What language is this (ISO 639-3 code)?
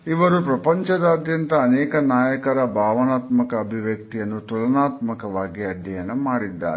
kan